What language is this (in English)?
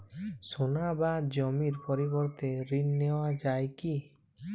Bangla